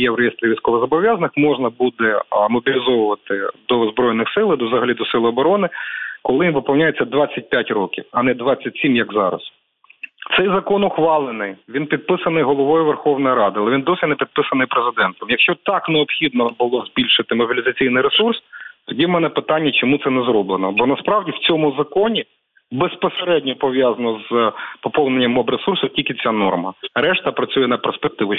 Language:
Ukrainian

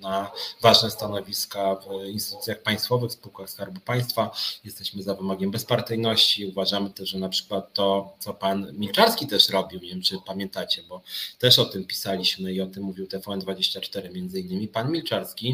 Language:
Polish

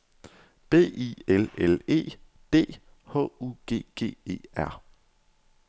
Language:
Danish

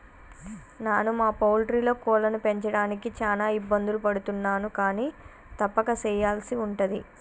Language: Telugu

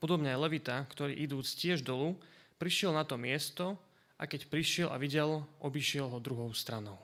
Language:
Slovak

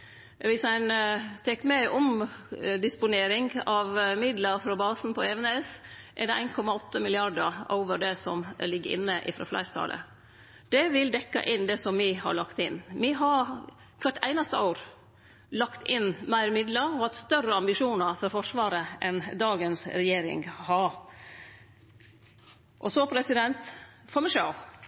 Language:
Norwegian Nynorsk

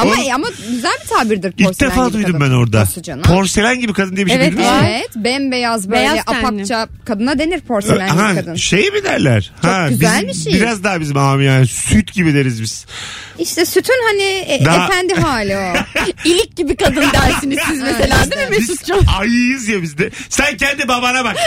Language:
Turkish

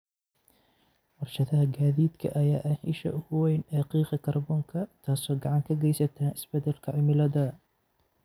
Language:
Somali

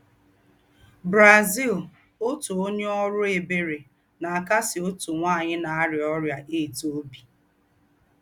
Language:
Igbo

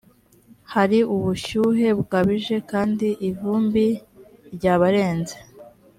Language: Kinyarwanda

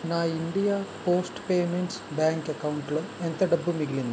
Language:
Telugu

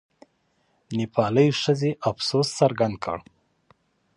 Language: Pashto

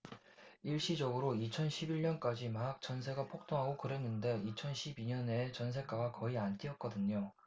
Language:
Korean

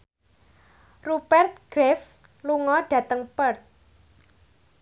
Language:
Javanese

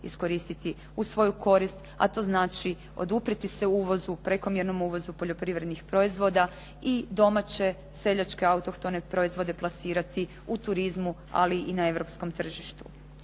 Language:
Croatian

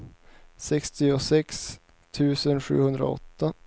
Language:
Swedish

